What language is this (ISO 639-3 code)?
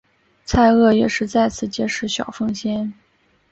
zho